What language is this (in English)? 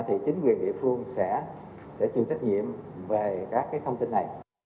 Vietnamese